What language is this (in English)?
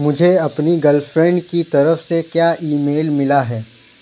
Urdu